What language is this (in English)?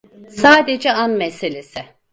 Turkish